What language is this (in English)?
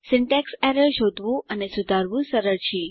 Gujarati